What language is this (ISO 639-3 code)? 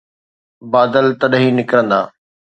snd